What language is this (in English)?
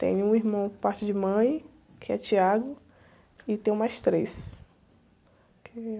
Portuguese